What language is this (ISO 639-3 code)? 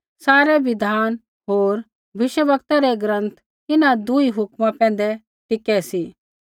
kfx